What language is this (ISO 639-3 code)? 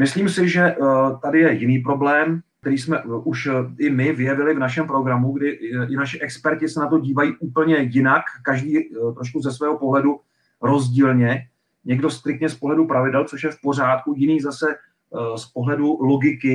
ces